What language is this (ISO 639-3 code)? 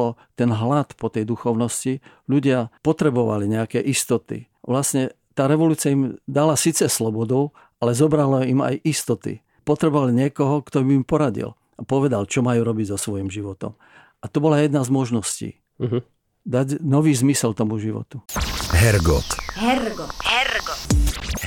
ces